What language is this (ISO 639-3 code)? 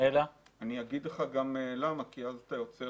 heb